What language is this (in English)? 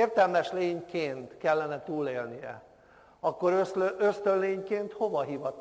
Hungarian